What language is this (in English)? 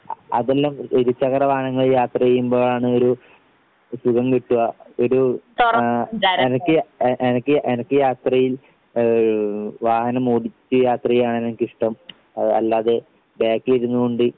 Malayalam